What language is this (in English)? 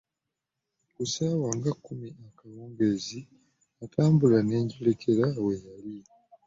Ganda